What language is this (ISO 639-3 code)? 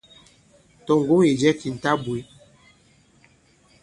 abb